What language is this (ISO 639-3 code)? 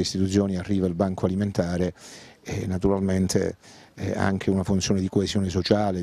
ita